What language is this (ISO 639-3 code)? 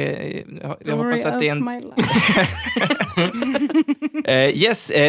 swe